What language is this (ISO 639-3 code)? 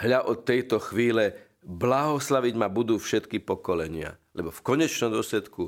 slk